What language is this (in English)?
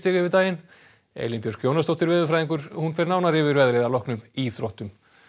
Icelandic